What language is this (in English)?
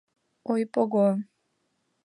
Mari